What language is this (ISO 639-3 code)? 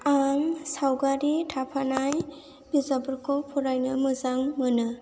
brx